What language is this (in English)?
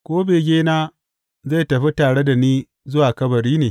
Hausa